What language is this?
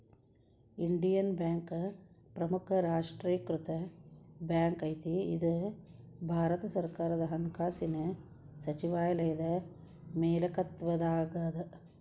Kannada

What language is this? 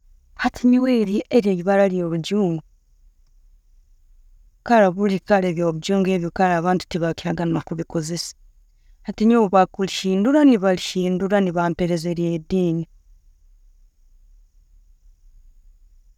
Tooro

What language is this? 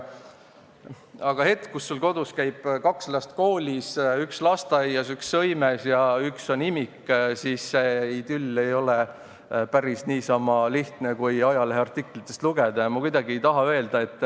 Estonian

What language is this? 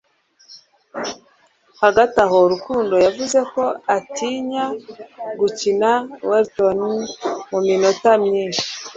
Kinyarwanda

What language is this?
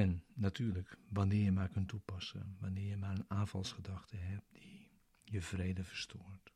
Dutch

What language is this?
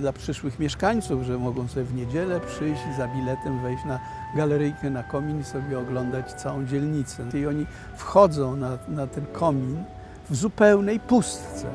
Polish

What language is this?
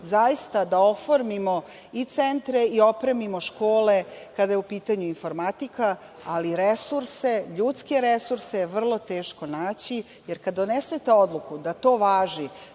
Serbian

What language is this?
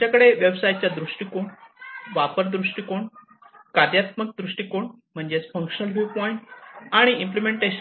Marathi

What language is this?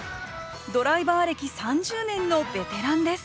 Japanese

